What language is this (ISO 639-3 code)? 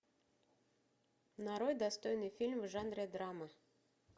rus